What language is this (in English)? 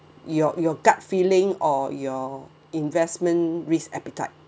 English